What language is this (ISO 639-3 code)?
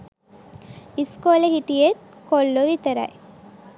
sin